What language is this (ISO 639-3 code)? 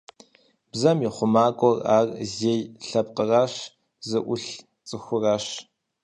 kbd